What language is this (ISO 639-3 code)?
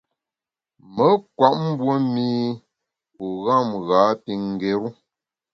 bax